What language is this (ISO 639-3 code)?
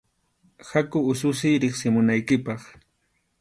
qxu